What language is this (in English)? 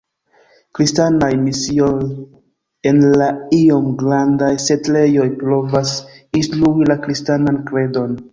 Esperanto